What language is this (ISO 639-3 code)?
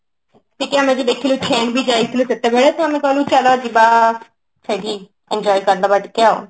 ori